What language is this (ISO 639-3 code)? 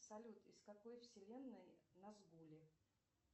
rus